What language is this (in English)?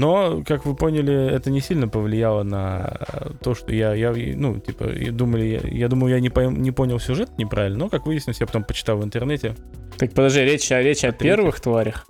Russian